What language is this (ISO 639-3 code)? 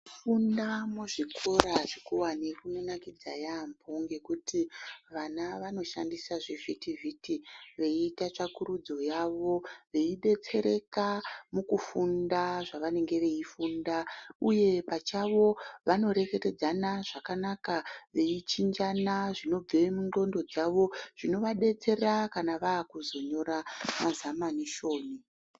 ndc